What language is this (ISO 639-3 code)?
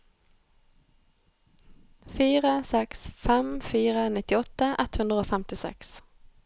nor